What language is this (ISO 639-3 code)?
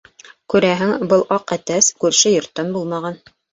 bak